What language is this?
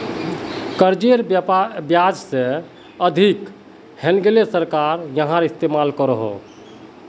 Magahi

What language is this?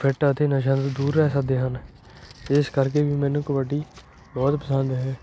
Punjabi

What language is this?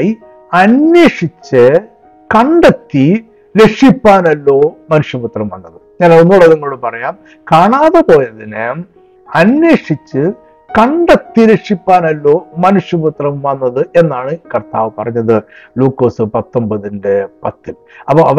Malayalam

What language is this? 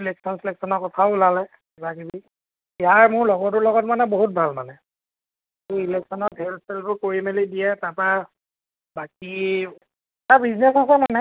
Assamese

